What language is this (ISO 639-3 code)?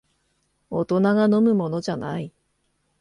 jpn